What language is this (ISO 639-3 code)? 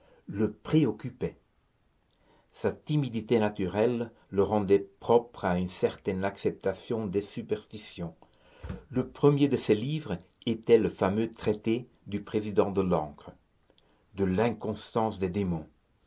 fra